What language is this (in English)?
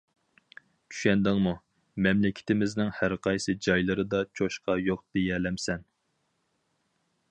Uyghur